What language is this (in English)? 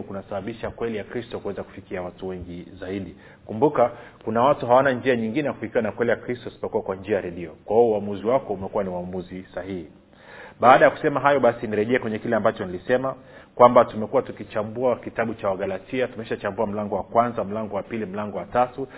Swahili